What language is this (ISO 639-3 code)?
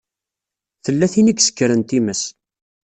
kab